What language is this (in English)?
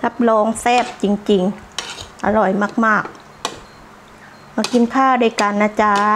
Thai